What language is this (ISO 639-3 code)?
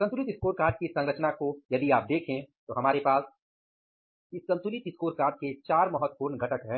hin